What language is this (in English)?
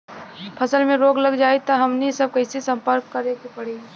Bhojpuri